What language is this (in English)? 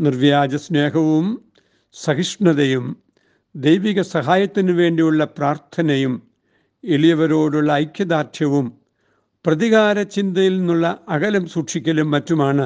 Malayalam